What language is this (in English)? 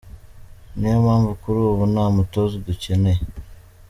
Kinyarwanda